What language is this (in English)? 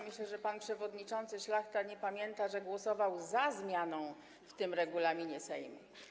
Polish